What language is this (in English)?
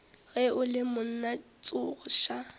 Northern Sotho